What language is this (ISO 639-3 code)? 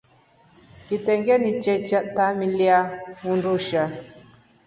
rof